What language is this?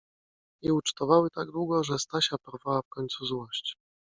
Polish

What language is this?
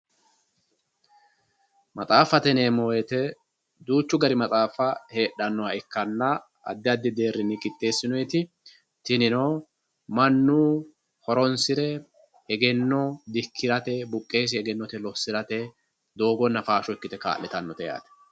Sidamo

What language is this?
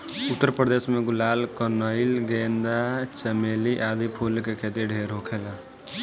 Bhojpuri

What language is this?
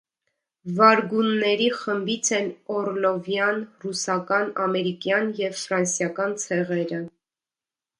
Armenian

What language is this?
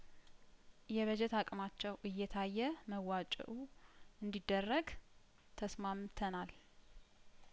Amharic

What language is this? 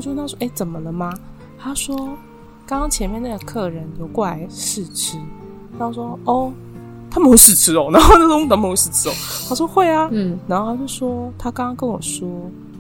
Chinese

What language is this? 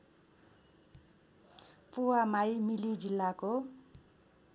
Nepali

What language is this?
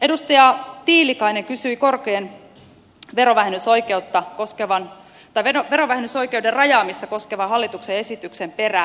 Finnish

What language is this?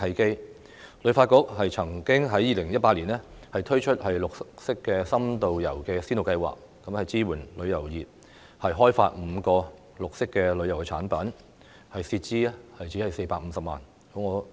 Cantonese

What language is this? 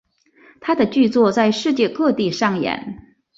Chinese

